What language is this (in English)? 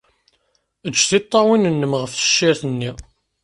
Kabyle